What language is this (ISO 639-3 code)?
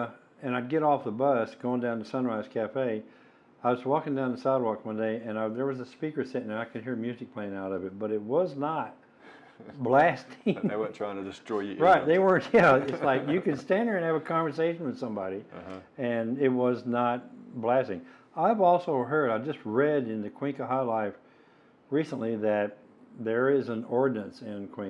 eng